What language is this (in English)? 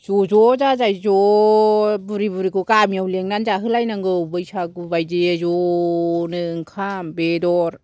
Bodo